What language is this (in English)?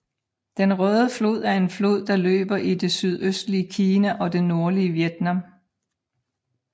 Danish